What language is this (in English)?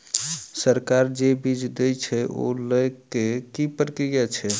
Maithili